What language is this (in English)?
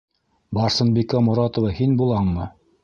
Bashkir